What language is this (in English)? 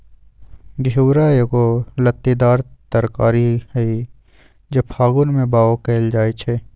Magahi